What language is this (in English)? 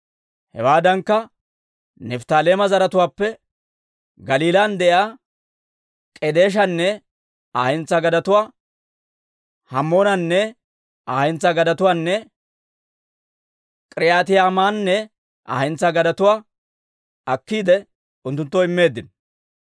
Dawro